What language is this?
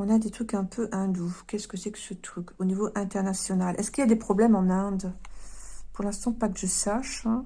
French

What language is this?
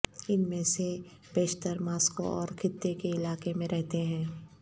Urdu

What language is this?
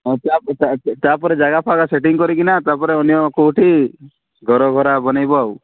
Odia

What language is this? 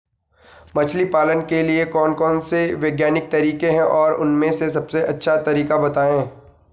Hindi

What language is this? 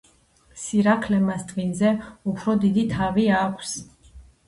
Georgian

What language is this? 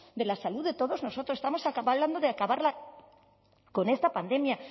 Spanish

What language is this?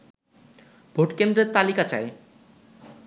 Bangla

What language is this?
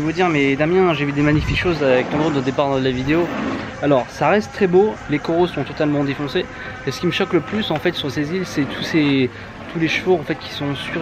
French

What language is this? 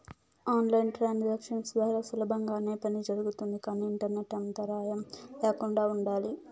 Telugu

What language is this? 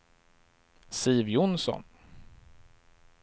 Swedish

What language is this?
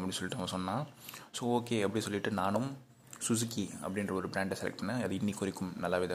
Tamil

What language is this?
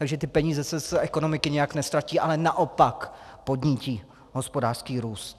Czech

